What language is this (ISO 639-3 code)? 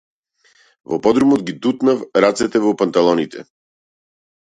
mkd